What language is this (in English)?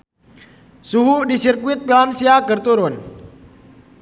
Sundanese